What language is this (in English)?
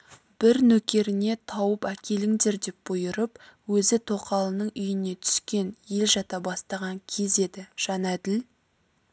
Kazakh